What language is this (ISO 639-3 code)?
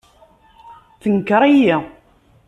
kab